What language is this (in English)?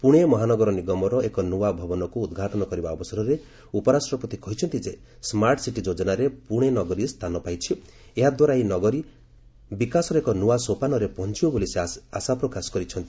Odia